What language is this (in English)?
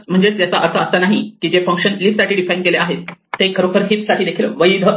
Marathi